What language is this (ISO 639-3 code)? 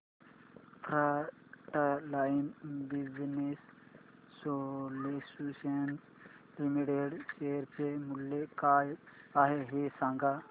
mar